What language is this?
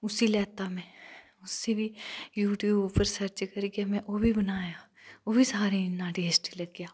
Dogri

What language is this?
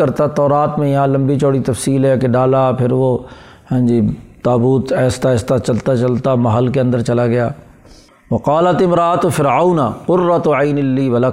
Urdu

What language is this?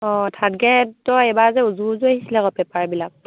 Assamese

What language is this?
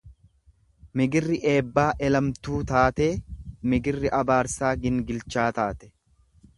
Oromo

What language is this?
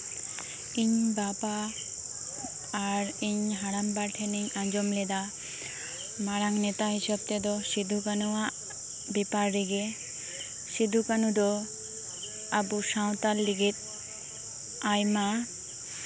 Santali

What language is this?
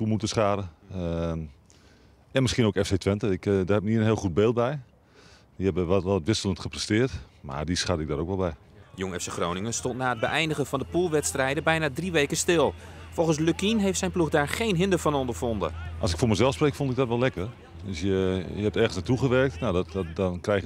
Dutch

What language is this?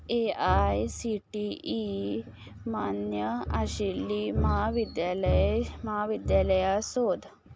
Konkani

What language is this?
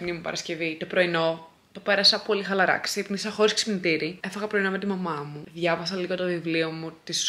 Greek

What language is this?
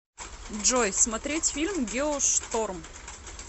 Russian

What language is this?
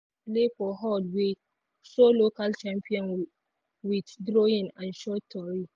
Nigerian Pidgin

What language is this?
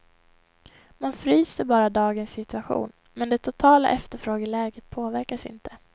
Swedish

